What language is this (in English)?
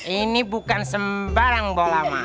Indonesian